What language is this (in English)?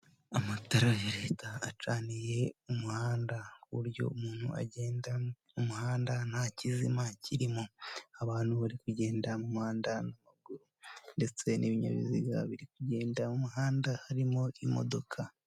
Kinyarwanda